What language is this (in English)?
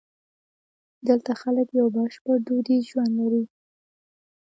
Pashto